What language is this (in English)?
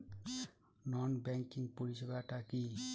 Bangla